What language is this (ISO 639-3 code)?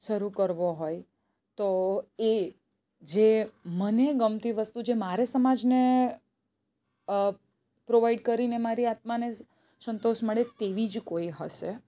guj